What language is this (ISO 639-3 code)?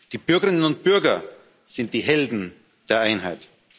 deu